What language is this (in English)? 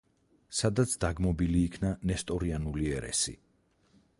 Georgian